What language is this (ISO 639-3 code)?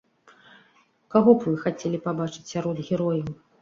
bel